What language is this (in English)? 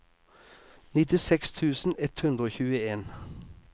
Norwegian